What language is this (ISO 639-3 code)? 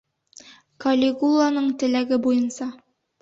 bak